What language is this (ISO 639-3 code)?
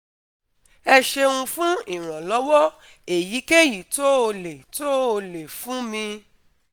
yor